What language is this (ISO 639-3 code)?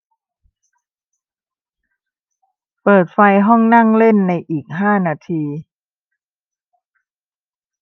tha